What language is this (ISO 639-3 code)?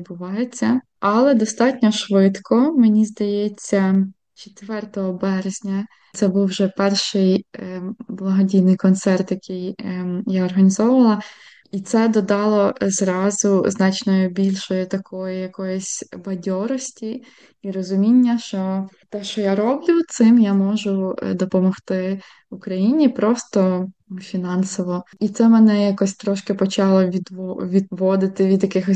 ukr